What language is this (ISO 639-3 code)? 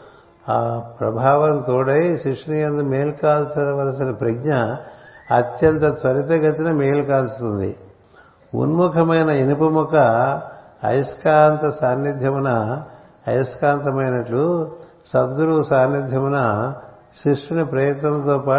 tel